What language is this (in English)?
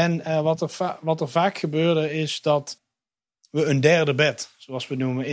Dutch